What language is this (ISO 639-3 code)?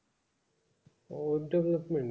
ben